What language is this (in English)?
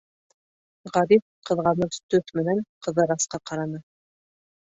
Bashkir